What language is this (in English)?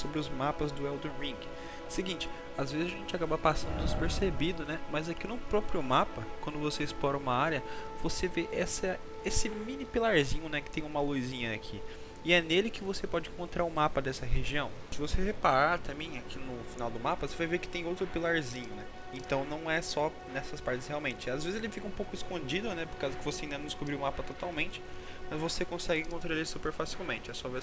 Portuguese